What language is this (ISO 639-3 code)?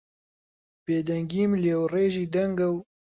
ckb